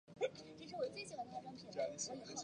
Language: Chinese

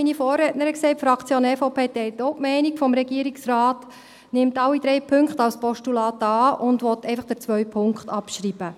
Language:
Swiss German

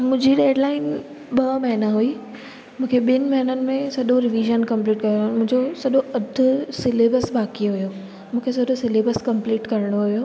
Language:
Sindhi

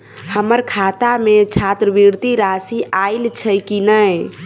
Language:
Maithili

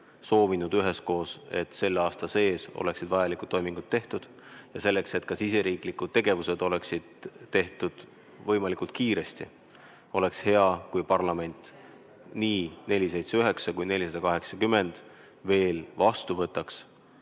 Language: Estonian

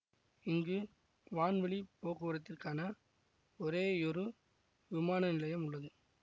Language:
Tamil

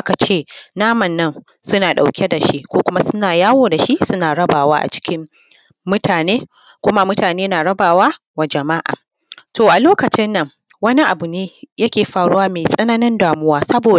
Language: Hausa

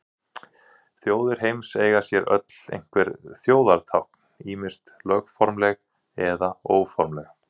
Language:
Icelandic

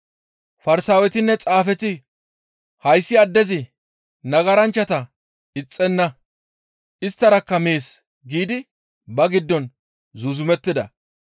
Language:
Gamo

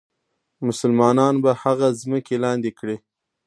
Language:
Pashto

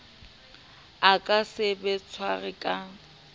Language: Southern Sotho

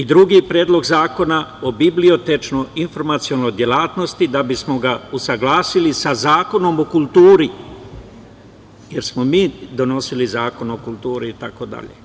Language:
Serbian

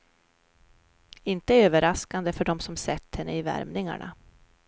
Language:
Swedish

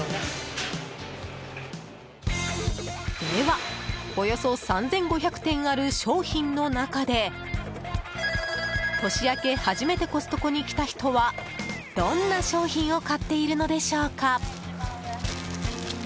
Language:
Japanese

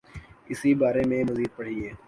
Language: Urdu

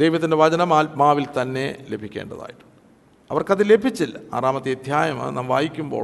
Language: Malayalam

